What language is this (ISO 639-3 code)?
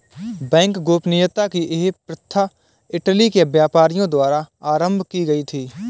hin